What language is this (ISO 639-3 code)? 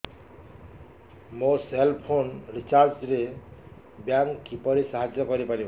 ori